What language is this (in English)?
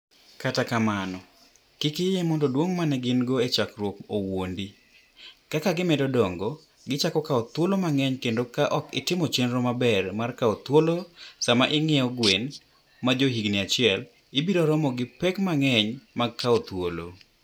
Luo (Kenya and Tanzania)